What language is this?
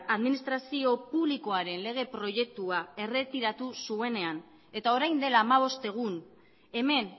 Basque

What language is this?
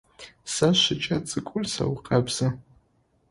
Adyghe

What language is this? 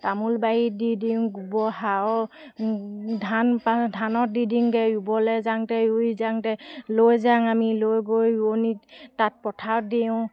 Assamese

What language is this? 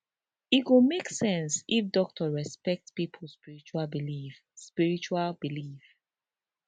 Nigerian Pidgin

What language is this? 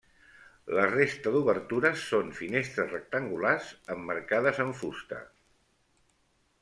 Catalan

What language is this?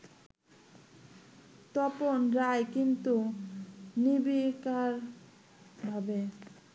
Bangla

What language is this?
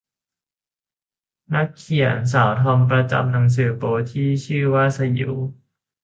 Thai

